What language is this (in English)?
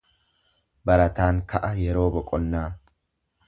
Oromo